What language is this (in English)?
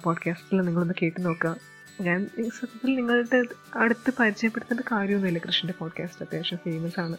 Malayalam